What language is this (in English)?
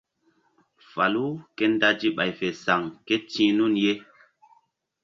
Mbum